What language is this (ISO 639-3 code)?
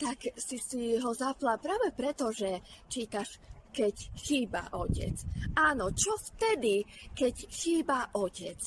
slk